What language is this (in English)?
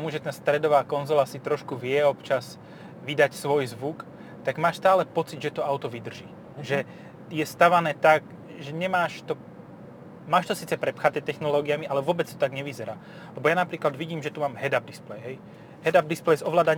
Slovak